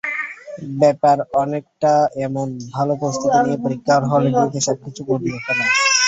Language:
Bangla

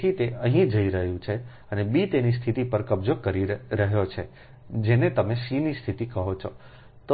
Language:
Gujarati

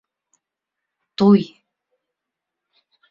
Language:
Bashkir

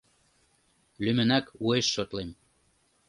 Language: Mari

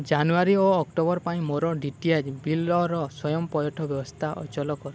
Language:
Odia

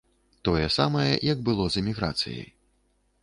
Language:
Belarusian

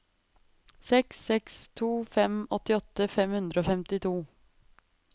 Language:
Norwegian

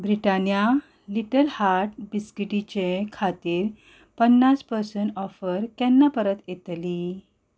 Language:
Konkani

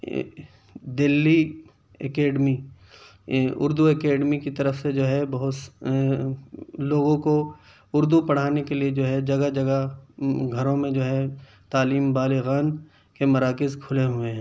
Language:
Urdu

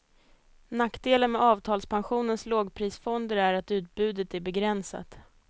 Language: Swedish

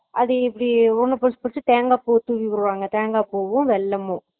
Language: Tamil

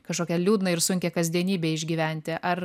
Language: Lithuanian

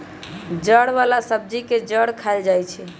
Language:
Magahi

